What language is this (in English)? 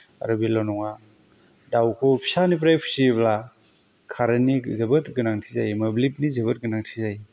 Bodo